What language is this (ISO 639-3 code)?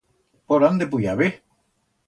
arg